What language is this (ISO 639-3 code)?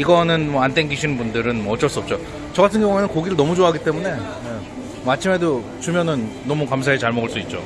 kor